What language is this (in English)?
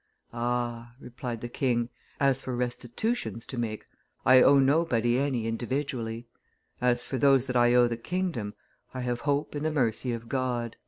English